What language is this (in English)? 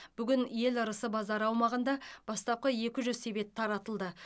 Kazakh